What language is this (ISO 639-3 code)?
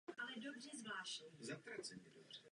ces